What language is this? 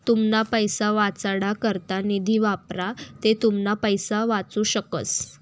Marathi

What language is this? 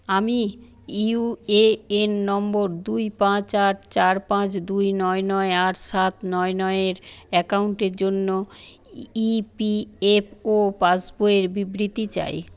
Bangla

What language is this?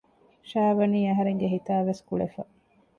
Divehi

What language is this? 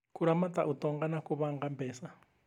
Kikuyu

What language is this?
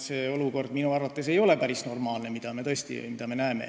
Estonian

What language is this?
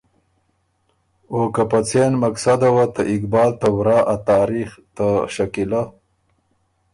Ormuri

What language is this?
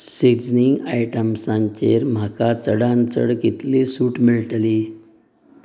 Konkani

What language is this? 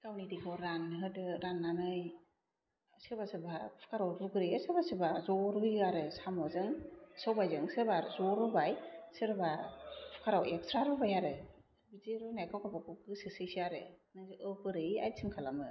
Bodo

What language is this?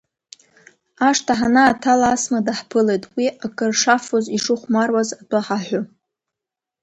Abkhazian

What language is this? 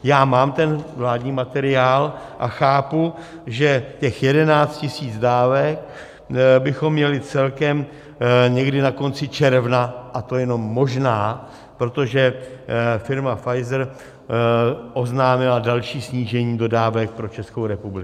Czech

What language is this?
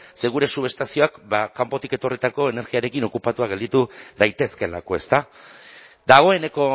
Basque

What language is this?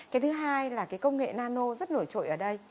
Vietnamese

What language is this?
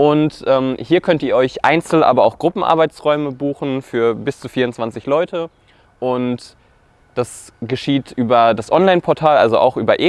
German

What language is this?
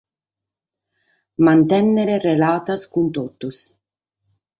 Sardinian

